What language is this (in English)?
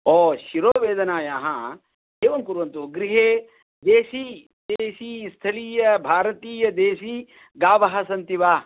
Sanskrit